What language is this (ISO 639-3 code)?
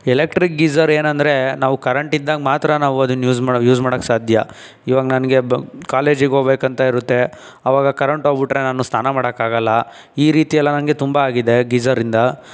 kan